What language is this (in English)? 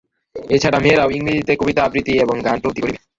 Bangla